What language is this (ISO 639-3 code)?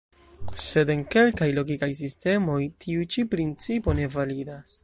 epo